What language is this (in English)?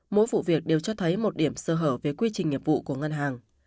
Vietnamese